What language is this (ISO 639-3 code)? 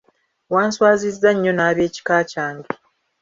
lug